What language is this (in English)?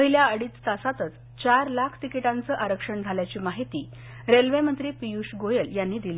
Marathi